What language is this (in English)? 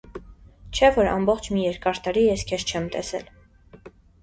Armenian